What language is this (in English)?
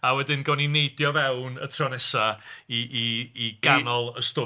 Welsh